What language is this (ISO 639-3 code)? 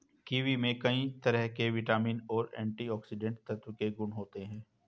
hin